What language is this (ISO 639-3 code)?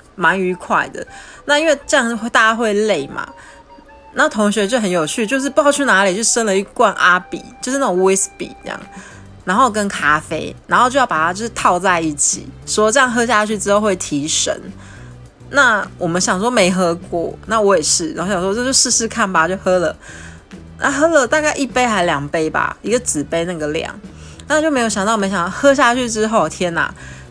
zho